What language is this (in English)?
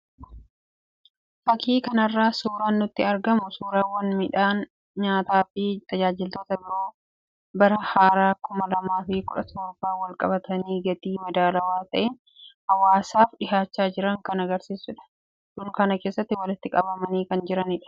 Oromo